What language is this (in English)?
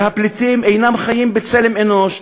Hebrew